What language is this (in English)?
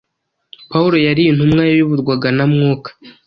Kinyarwanda